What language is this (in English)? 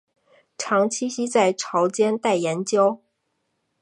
Chinese